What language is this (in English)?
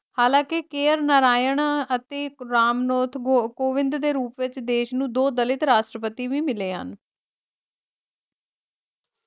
Punjabi